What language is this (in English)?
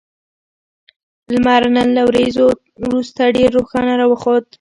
Pashto